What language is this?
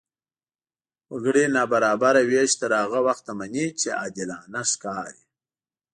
Pashto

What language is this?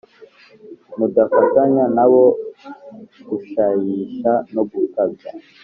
Kinyarwanda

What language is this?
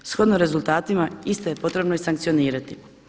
Croatian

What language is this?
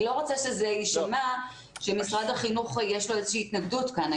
Hebrew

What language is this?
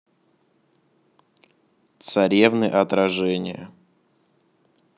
Russian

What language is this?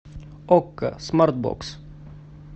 Russian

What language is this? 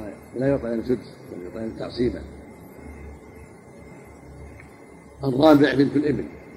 Arabic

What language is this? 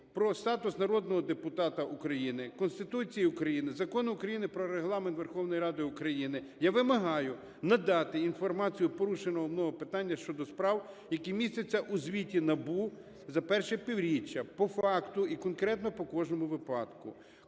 Ukrainian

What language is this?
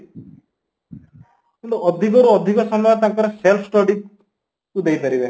Odia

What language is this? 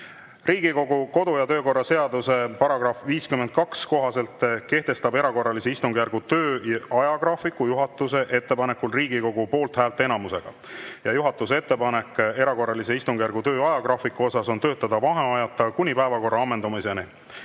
Estonian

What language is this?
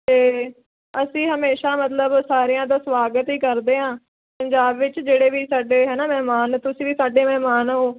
Punjabi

